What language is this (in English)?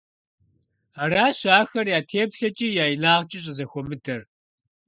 Kabardian